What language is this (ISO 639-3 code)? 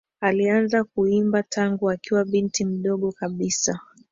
swa